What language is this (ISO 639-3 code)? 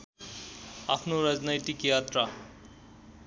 nep